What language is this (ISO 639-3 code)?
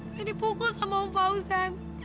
ind